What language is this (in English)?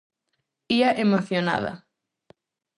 Galician